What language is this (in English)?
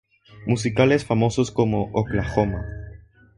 Spanish